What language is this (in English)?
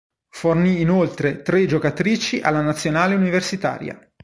Italian